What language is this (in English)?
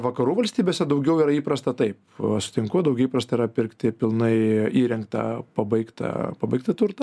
Lithuanian